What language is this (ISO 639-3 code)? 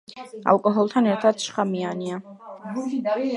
kat